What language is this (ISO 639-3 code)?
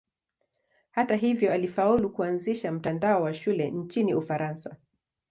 swa